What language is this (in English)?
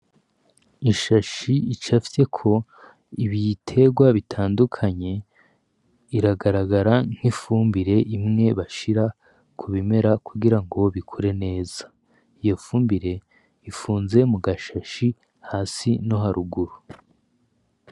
Rundi